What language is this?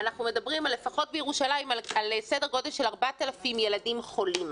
Hebrew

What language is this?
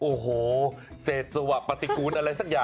Thai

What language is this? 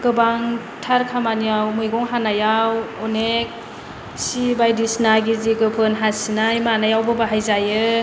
Bodo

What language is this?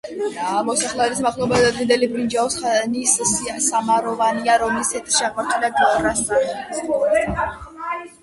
Georgian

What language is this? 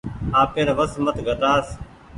Goaria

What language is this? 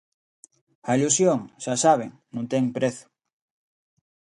Galician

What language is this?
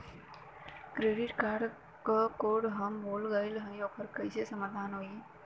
Bhojpuri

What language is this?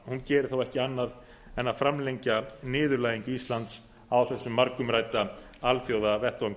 Icelandic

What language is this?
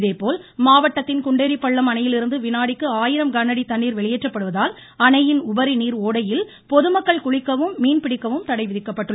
Tamil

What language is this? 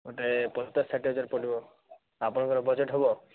Odia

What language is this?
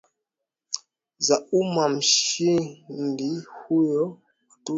Swahili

